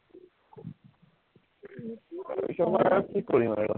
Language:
Assamese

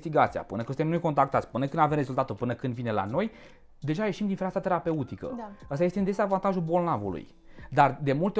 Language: Romanian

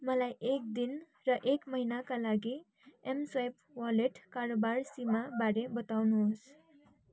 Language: Nepali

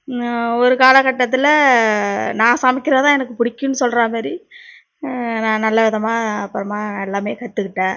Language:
Tamil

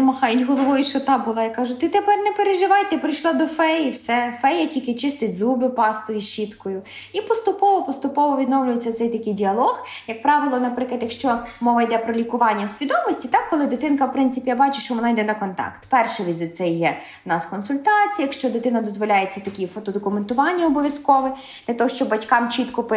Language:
Ukrainian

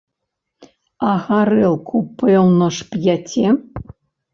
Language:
Belarusian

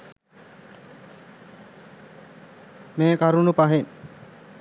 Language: Sinhala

